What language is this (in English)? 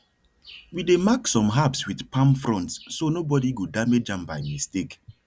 Nigerian Pidgin